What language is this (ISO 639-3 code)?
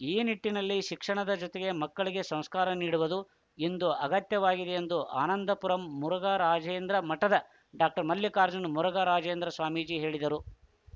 kan